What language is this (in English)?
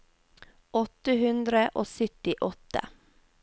Norwegian